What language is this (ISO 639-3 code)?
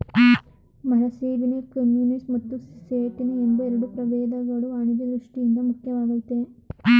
kan